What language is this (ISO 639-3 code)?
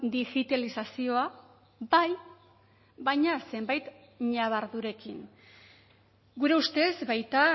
eus